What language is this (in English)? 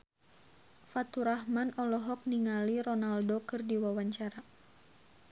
Sundanese